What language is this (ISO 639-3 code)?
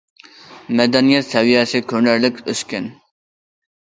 uig